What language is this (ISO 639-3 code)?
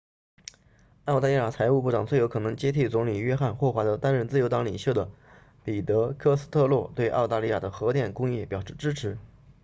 zho